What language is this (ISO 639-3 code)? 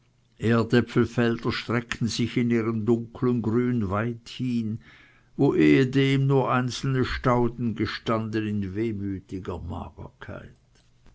deu